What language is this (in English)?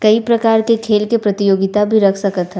Chhattisgarhi